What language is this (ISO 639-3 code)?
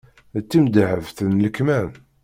kab